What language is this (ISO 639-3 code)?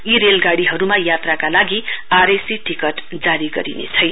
nep